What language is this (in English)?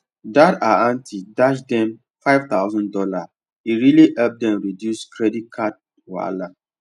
Nigerian Pidgin